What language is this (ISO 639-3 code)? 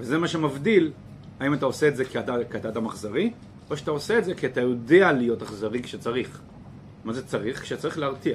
heb